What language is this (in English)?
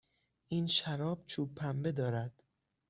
Persian